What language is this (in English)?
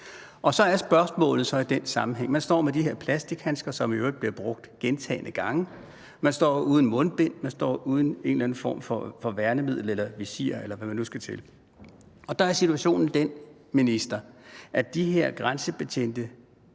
Danish